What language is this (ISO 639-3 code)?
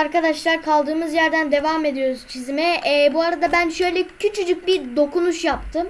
tur